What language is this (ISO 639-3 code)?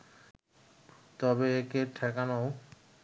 ben